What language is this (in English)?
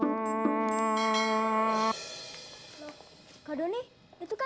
Indonesian